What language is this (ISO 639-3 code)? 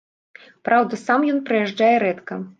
bel